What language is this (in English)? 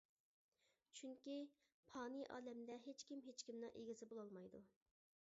Uyghur